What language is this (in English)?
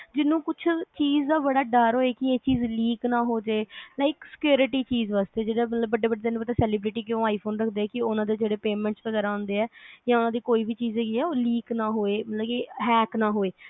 Punjabi